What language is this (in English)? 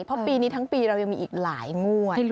Thai